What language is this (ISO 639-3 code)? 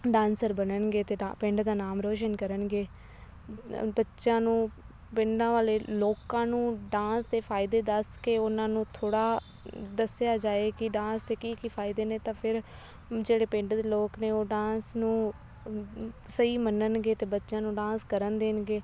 pan